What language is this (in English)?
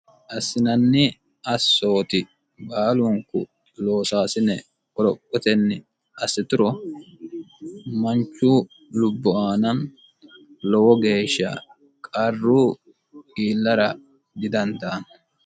Sidamo